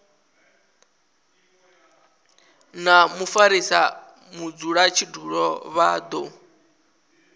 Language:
Venda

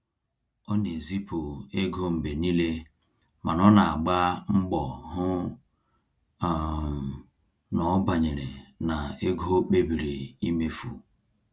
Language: Igbo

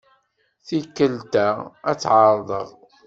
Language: Kabyle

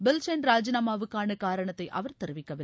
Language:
Tamil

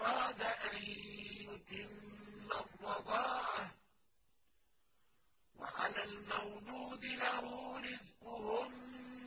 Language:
Arabic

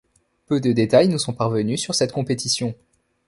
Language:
French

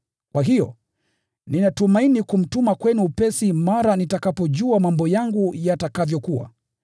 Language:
Swahili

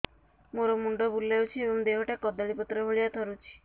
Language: Odia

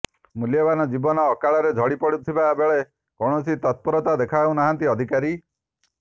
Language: Odia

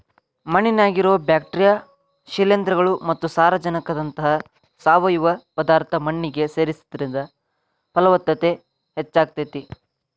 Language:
Kannada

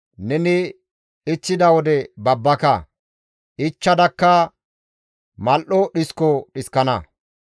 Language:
Gamo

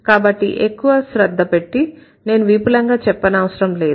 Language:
Telugu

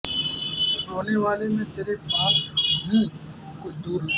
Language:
Urdu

